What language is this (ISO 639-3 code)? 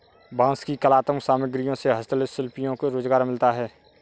hin